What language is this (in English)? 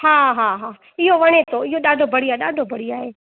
Sindhi